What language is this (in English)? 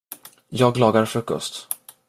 Swedish